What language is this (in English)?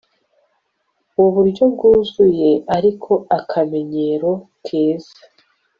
Kinyarwanda